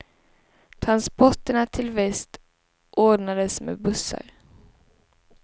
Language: Swedish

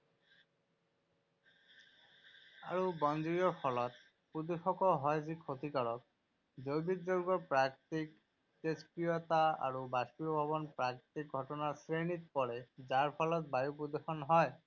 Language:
Assamese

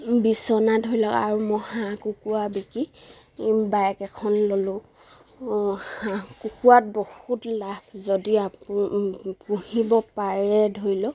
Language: Assamese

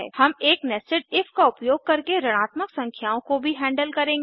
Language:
Hindi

